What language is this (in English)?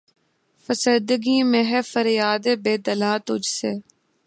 Urdu